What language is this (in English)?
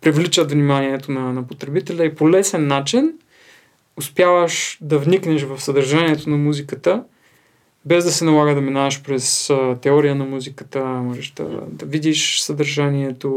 Bulgarian